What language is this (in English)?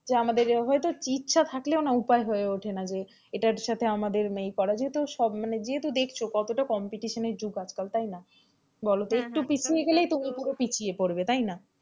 Bangla